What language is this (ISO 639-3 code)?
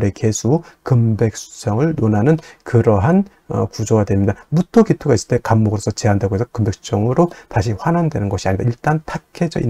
kor